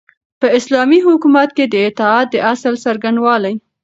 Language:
Pashto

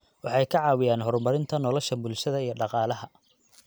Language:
Somali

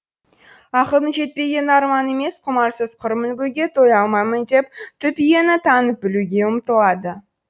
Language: Kazakh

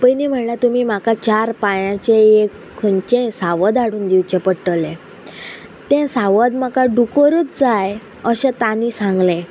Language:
Konkani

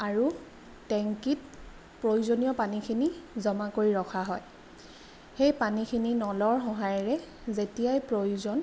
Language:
Assamese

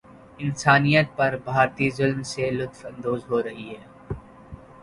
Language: Urdu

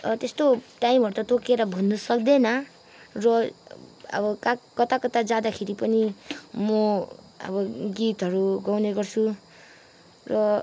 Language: Nepali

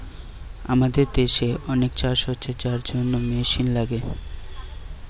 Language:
Bangla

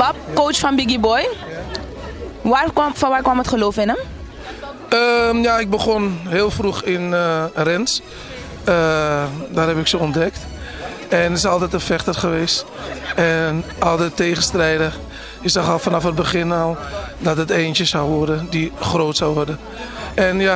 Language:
Dutch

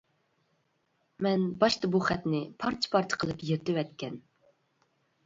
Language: Uyghur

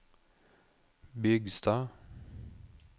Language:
Norwegian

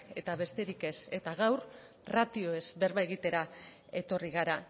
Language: Basque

